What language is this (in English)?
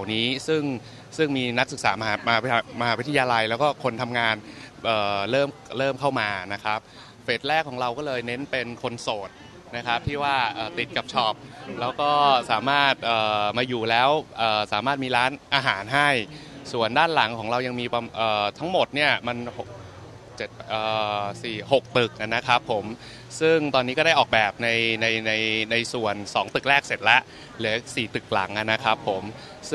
Thai